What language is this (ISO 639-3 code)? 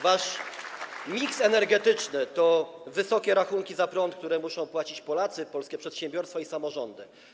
pol